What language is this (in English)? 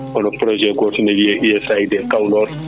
Fula